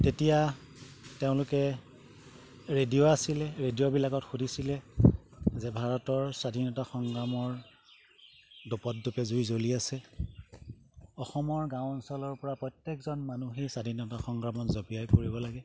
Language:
Assamese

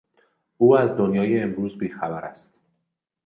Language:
Persian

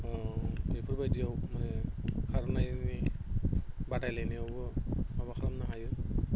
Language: Bodo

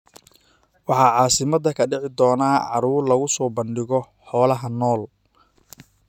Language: Somali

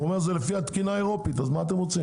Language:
Hebrew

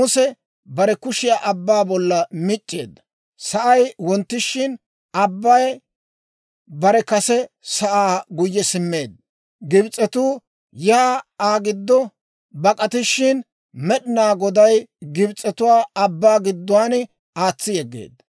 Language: Dawro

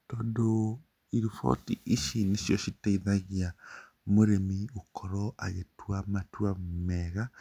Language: Kikuyu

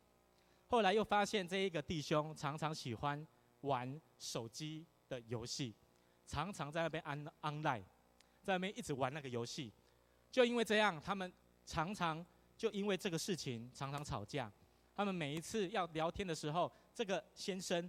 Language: Chinese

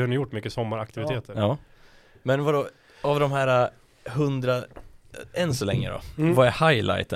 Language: Swedish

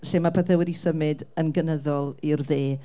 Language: Welsh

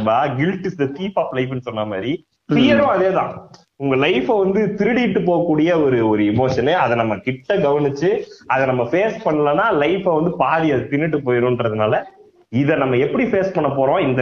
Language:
Tamil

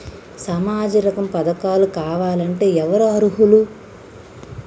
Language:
Telugu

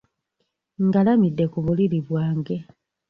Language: Ganda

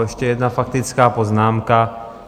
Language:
Czech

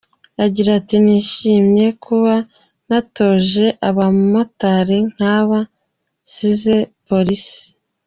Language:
Kinyarwanda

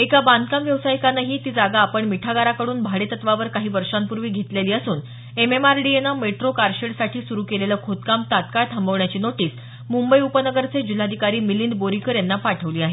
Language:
Marathi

